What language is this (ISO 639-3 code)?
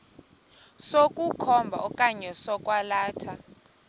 xho